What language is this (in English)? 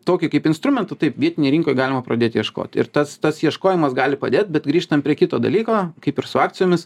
Lithuanian